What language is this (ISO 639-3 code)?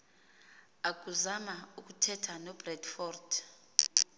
xho